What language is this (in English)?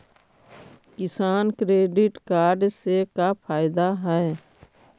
Magahi